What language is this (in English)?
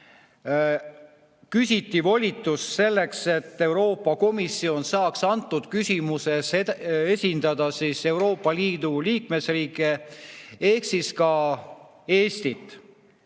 Estonian